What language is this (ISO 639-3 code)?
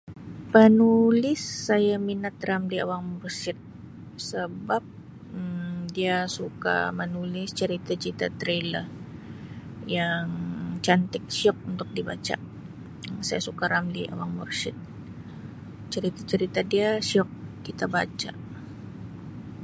msi